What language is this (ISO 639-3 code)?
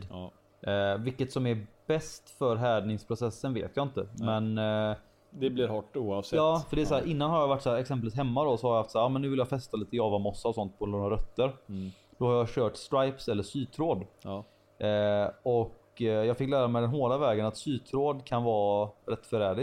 swe